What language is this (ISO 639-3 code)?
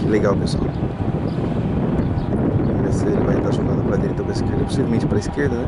por